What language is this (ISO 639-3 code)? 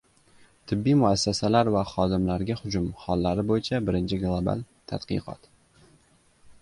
uzb